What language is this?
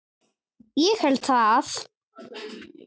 Icelandic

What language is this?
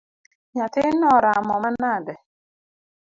Luo (Kenya and Tanzania)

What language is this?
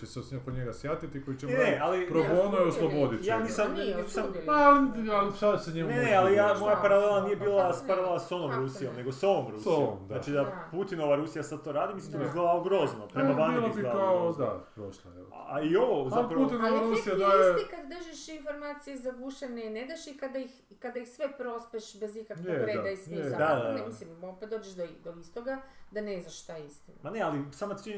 Croatian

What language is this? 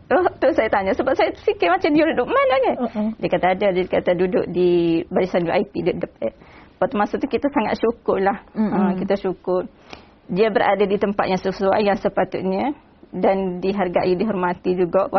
Malay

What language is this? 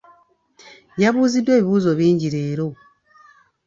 Ganda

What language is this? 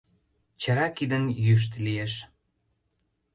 Mari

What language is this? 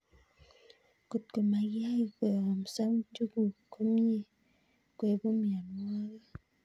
Kalenjin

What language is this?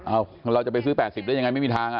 Thai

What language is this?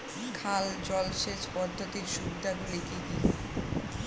Bangla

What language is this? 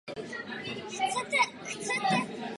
Czech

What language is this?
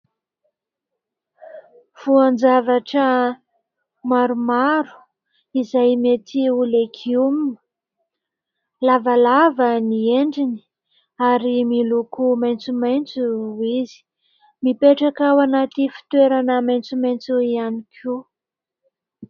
Malagasy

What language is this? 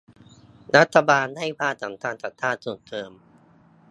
Thai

